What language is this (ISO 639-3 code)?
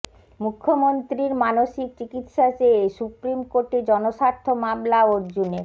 ben